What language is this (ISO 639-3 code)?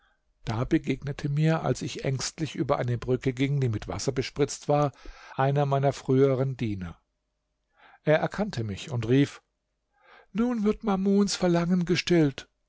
deu